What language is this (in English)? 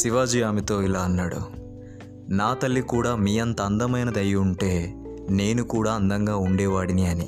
Telugu